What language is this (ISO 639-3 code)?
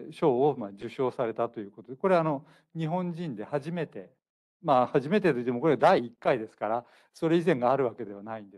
jpn